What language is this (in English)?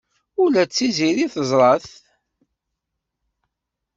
Kabyle